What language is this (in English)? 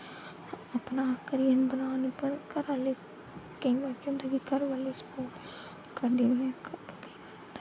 Dogri